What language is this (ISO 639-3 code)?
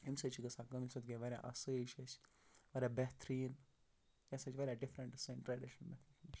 kas